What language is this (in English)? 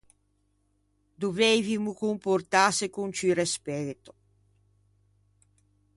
Ligurian